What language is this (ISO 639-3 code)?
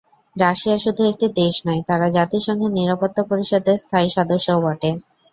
ben